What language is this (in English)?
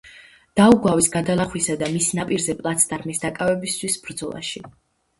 Georgian